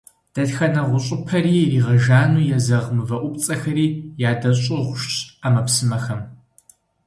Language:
Kabardian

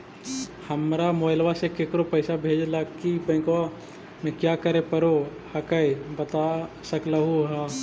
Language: Magahi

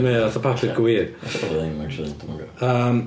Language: Welsh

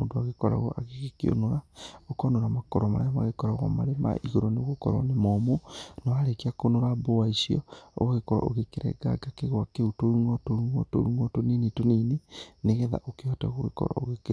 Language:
Kikuyu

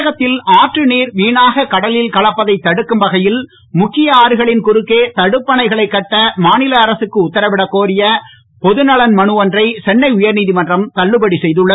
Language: Tamil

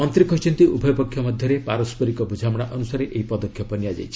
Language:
Odia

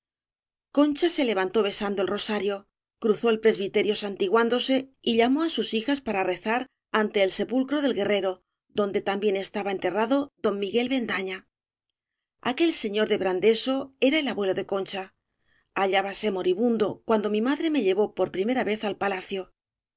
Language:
Spanish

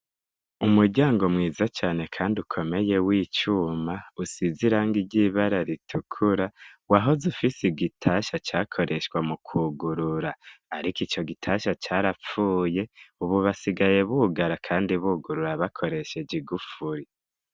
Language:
Rundi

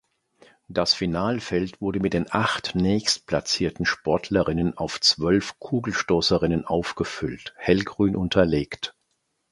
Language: German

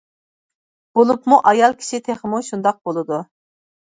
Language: Uyghur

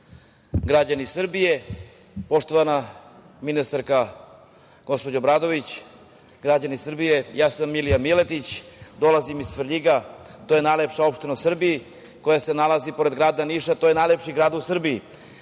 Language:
Serbian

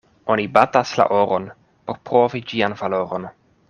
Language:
Esperanto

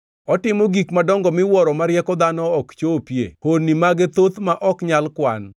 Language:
Luo (Kenya and Tanzania)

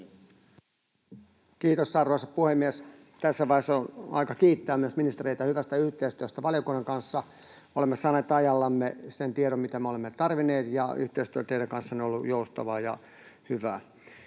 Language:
Finnish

